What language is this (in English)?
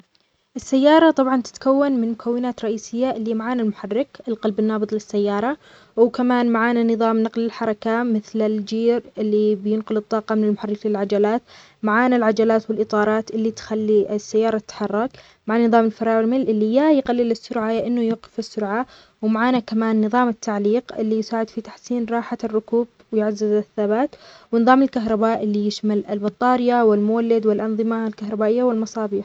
Omani Arabic